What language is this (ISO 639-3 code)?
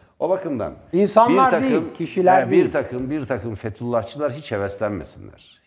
tur